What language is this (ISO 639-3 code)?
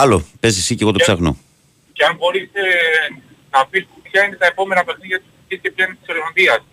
ell